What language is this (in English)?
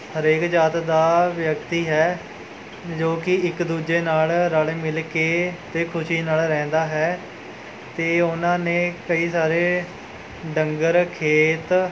Punjabi